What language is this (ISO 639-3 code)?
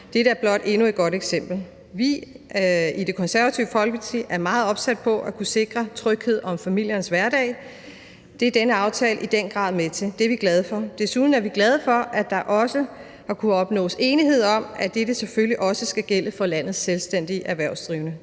dan